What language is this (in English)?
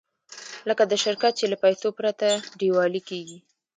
Pashto